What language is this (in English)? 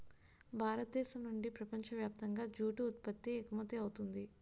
Telugu